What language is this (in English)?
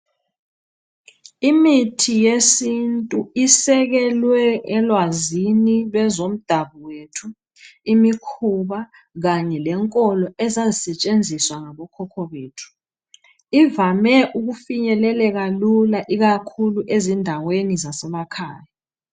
North Ndebele